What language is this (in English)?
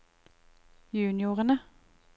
Norwegian